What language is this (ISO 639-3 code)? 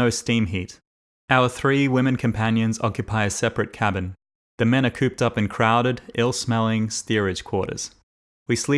eng